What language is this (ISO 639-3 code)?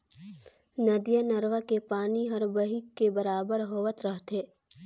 hne